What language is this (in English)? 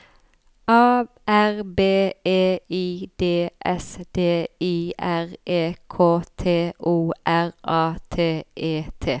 Norwegian